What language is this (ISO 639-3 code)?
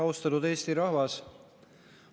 est